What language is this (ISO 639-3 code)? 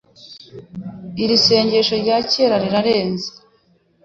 kin